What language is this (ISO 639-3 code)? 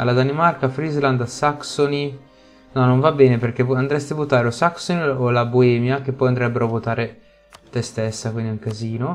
ita